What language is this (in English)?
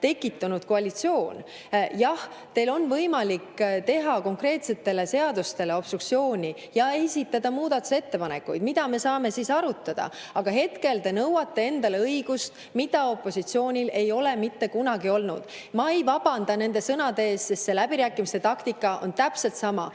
Estonian